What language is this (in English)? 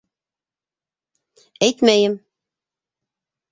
Bashkir